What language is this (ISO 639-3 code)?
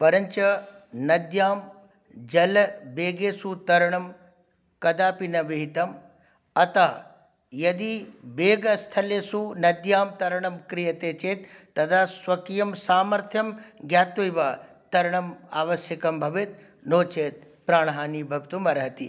san